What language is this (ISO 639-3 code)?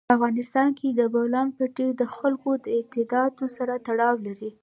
pus